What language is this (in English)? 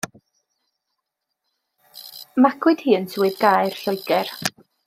Welsh